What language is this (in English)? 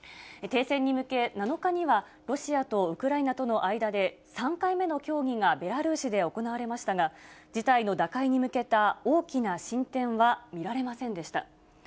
Japanese